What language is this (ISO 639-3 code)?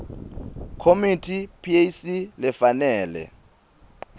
ssw